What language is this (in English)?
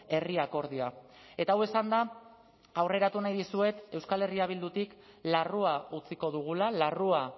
Basque